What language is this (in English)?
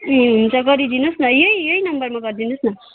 Nepali